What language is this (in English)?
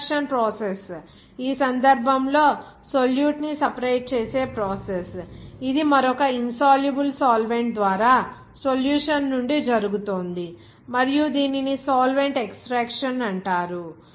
Telugu